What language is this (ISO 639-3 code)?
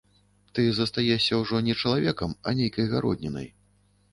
bel